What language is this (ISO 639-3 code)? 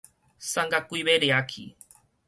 nan